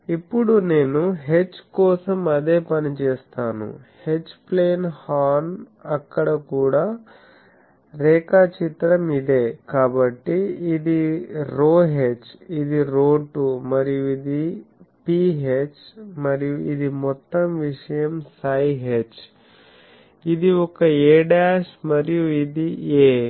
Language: Telugu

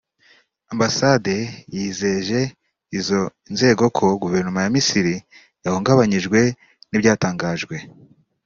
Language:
Kinyarwanda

